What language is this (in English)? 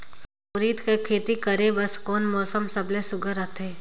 Chhattisgarhi